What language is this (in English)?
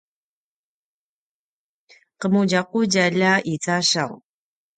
Paiwan